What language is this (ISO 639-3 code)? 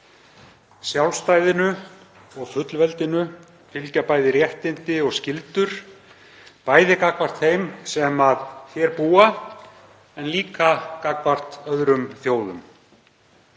isl